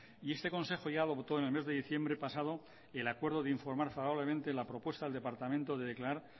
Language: Spanish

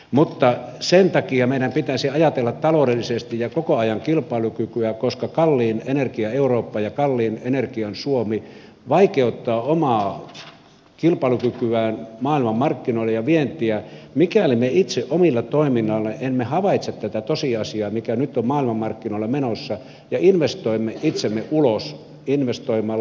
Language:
Finnish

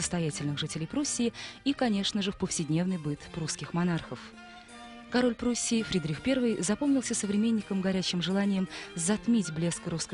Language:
Russian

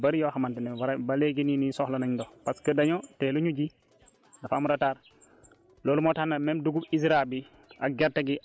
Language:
Wolof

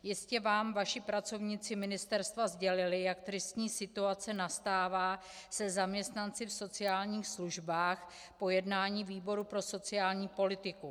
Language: Czech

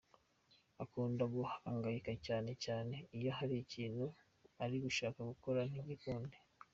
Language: Kinyarwanda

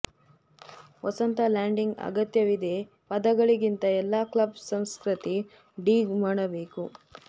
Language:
Kannada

